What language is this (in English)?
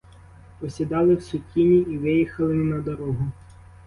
Ukrainian